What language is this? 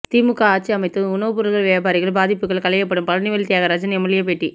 Tamil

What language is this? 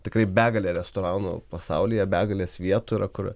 Lithuanian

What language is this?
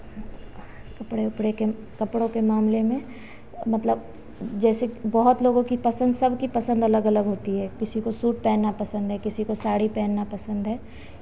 Hindi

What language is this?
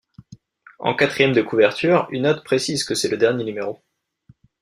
French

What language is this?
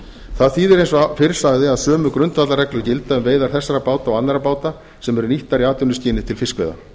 Icelandic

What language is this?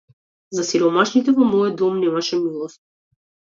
Macedonian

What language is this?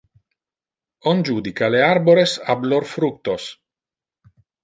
Interlingua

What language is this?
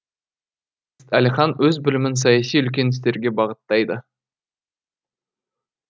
Kazakh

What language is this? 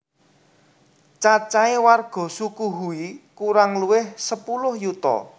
Javanese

